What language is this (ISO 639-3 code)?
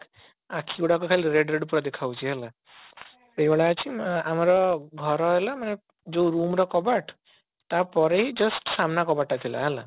ori